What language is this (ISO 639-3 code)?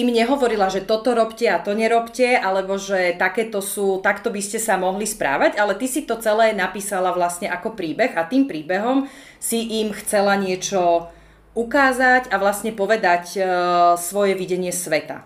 slk